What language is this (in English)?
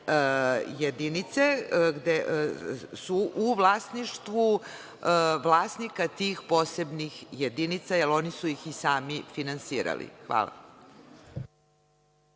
Serbian